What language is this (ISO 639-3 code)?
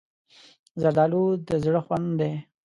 pus